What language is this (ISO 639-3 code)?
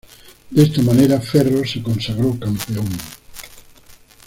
spa